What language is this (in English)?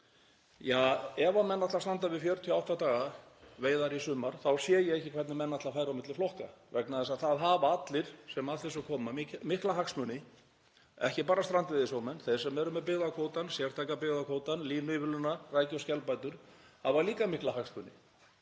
Icelandic